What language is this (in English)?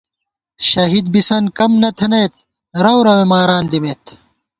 Gawar-Bati